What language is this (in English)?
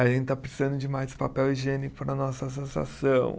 Portuguese